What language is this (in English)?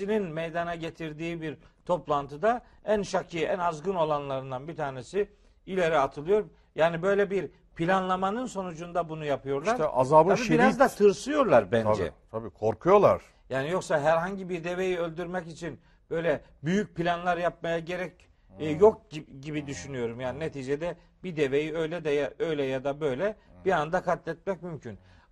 Turkish